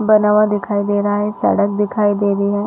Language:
Hindi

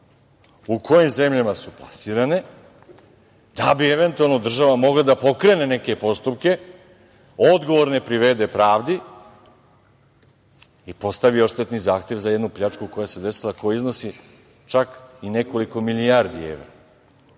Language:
Serbian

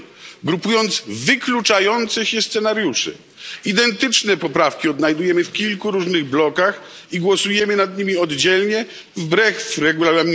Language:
Polish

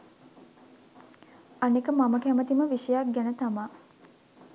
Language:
Sinhala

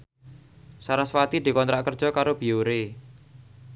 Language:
Javanese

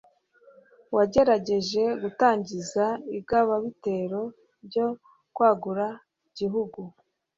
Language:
Kinyarwanda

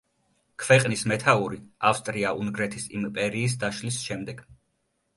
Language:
Georgian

